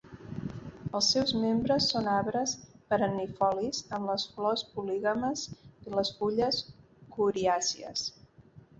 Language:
Catalan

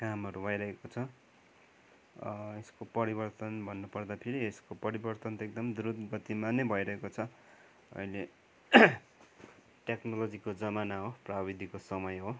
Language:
Nepali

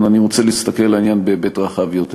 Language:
Hebrew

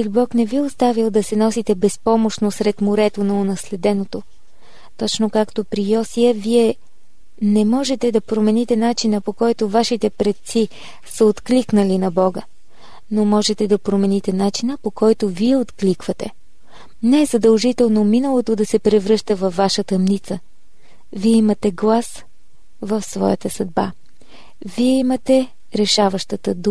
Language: Bulgarian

